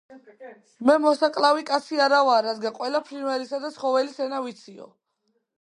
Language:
Georgian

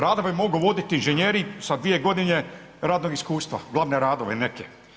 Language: Croatian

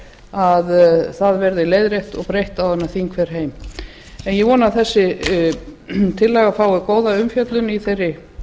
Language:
Icelandic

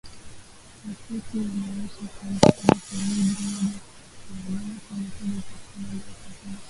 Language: Swahili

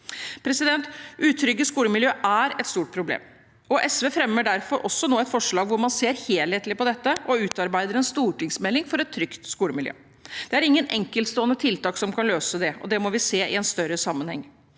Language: Norwegian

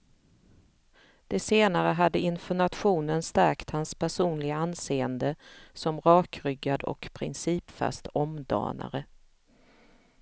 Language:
Swedish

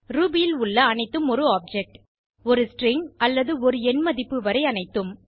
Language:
Tamil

